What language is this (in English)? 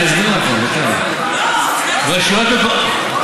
Hebrew